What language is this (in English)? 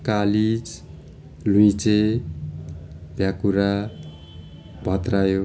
Nepali